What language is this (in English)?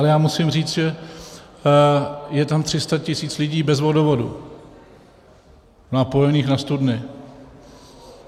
Czech